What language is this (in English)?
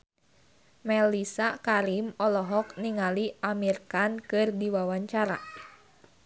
Sundanese